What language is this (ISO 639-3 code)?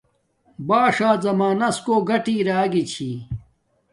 dmk